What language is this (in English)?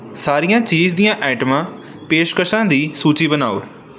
Punjabi